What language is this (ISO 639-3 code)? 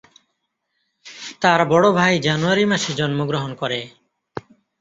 ben